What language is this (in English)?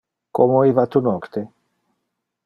Interlingua